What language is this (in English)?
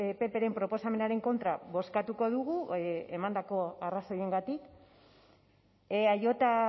Basque